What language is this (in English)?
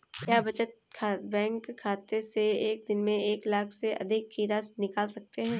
Hindi